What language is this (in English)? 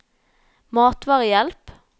Norwegian